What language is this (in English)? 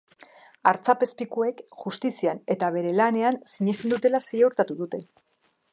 Basque